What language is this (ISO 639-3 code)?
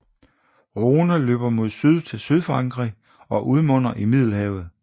dan